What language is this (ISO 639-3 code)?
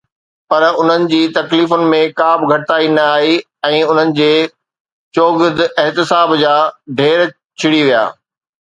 snd